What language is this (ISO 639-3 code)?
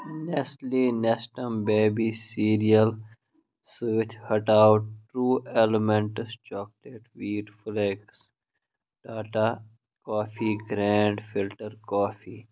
kas